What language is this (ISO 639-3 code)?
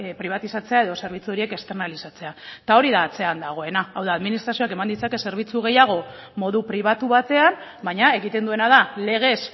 eus